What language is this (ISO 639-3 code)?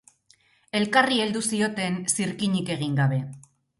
eus